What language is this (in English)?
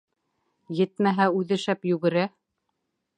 Bashkir